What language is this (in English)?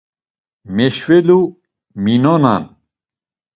Laz